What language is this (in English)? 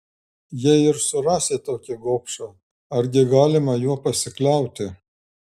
Lithuanian